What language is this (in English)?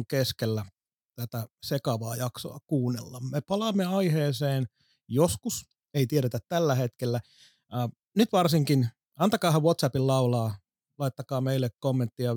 Finnish